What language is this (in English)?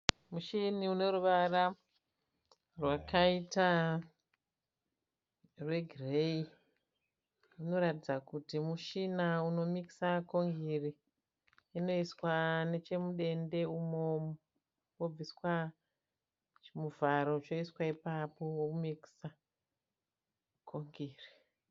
Shona